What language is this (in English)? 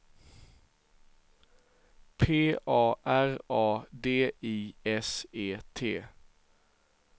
Swedish